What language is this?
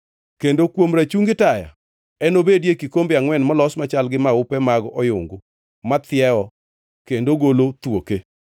Luo (Kenya and Tanzania)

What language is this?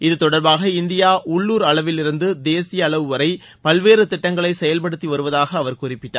Tamil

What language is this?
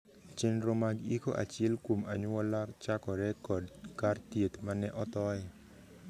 Luo (Kenya and Tanzania)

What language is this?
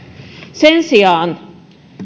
Finnish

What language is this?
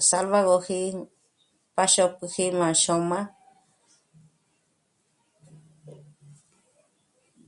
Michoacán Mazahua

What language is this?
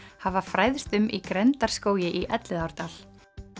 Icelandic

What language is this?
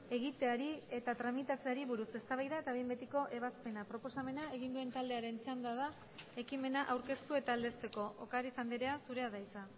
Basque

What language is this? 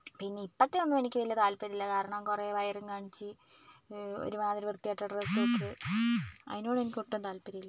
Malayalam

